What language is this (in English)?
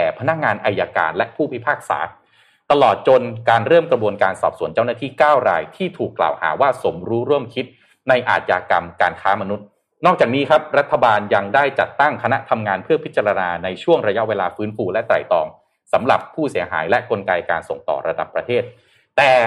Thai